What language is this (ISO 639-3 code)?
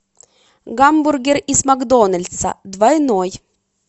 rus